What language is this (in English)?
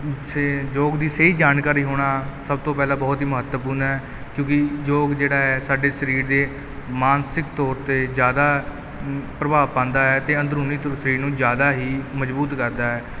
Punjabi